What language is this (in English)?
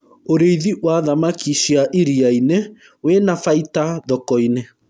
Kikuyu